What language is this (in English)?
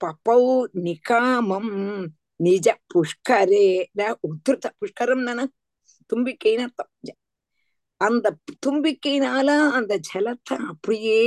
Tamil